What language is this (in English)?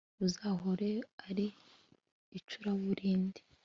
Kinyarwanda